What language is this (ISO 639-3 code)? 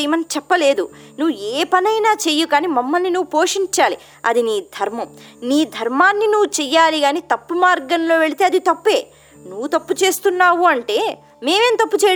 tel